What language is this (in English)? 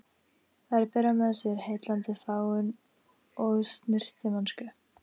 Icelandic